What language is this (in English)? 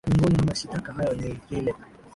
Swahili